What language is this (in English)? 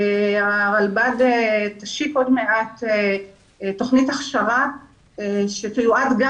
Hebrew